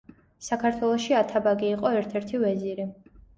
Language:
Georgian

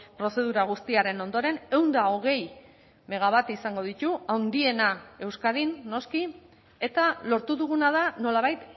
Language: Basque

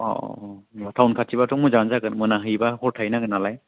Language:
Bodo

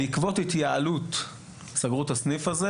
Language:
Hebrew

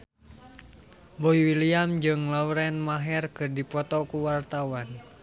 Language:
Sundanese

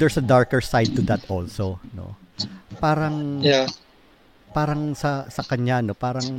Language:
Filipino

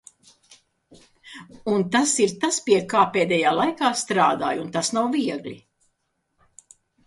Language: Latvian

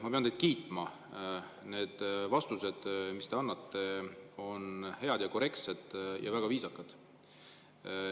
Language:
Estonian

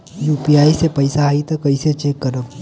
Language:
Bhojpuri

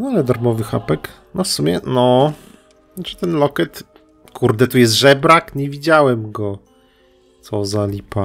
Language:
Polish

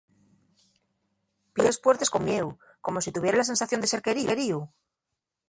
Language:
Asturian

